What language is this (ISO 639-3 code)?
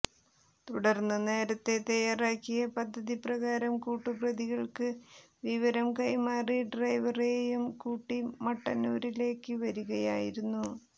mal